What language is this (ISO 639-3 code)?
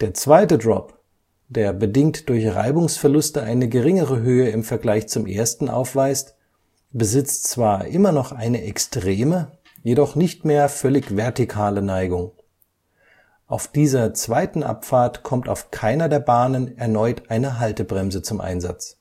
deu